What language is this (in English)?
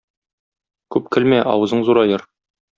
Tatar